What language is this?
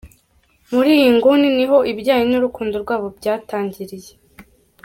Kinyarwanda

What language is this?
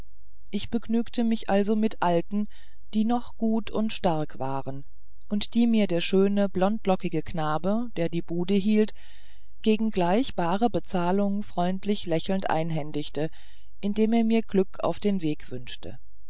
German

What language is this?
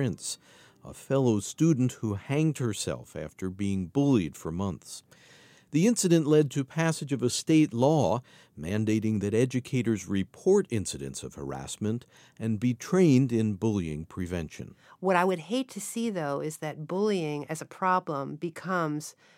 English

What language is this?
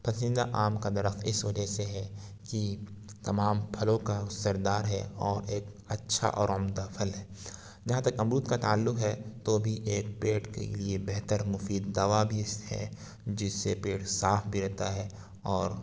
Urdu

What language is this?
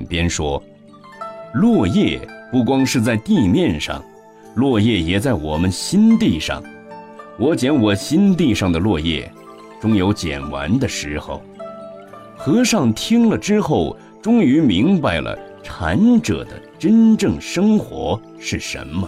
Chinese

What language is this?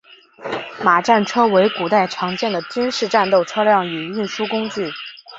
Chinese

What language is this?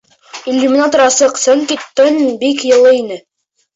Bashkir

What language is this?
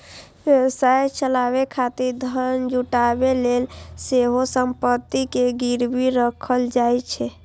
Maithili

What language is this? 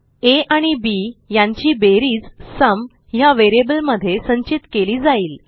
Marathi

